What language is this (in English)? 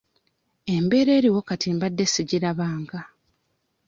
Ganda